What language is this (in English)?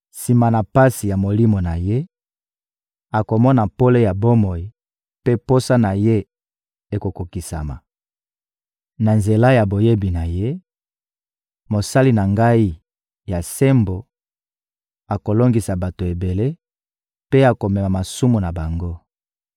Lingala